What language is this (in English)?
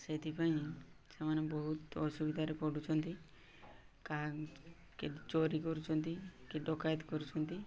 Odia